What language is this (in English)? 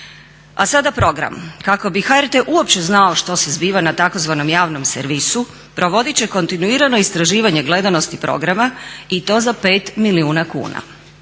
Croatian